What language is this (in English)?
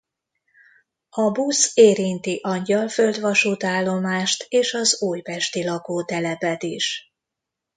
Hungarian